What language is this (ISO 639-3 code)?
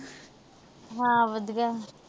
pan